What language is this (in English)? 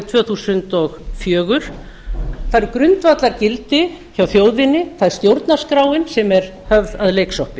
Icelandic